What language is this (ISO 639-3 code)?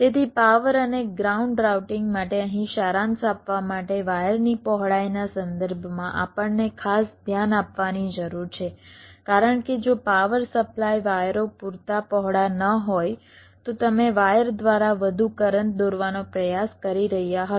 guj